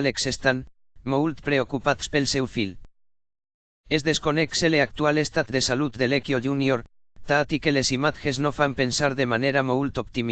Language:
Spanish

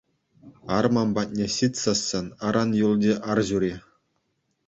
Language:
Chuvash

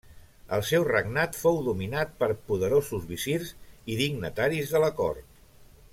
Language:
Catalan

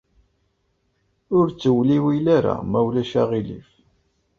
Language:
Kabyle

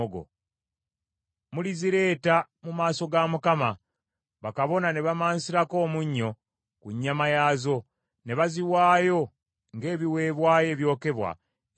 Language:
Ganda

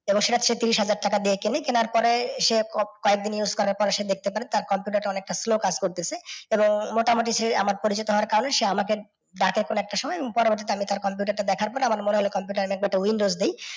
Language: Bangla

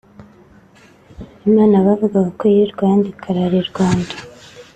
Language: Kinyarwanda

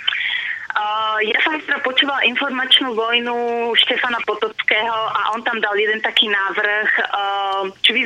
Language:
Slovak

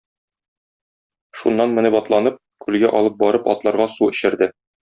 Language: Tatar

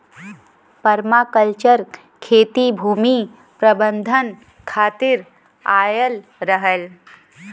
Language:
Bhojpuri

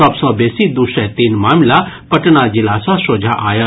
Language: Maithili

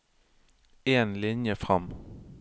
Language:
Norwegian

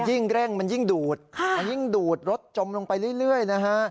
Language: Thai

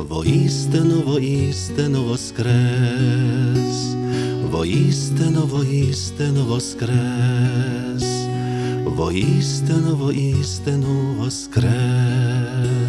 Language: Ukrainian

